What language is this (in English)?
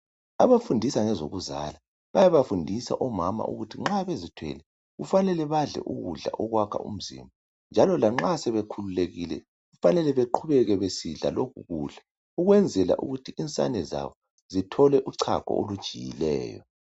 North Ndebele